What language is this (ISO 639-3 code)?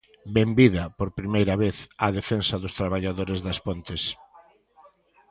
glg